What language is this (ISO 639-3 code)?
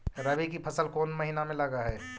mag